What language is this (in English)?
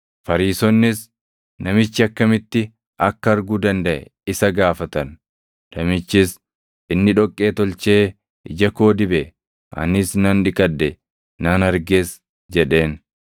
Oromo